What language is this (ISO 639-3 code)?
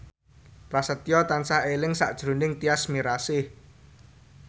jav